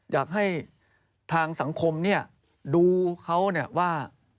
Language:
Thai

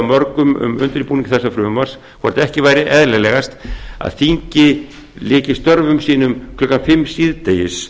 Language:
Icelandic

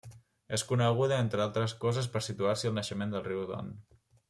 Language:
Catalan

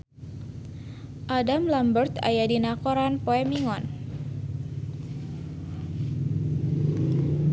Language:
Sundanese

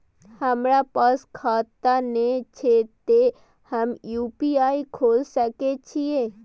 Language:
Maithili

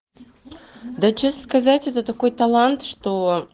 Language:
Russian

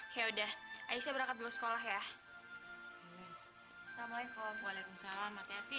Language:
Indonesian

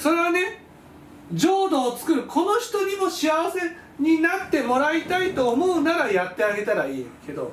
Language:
Japanese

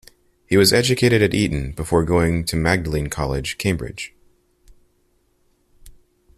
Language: English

